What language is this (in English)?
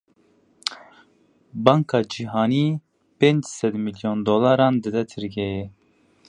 Kurdish